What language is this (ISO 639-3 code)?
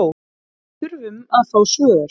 isl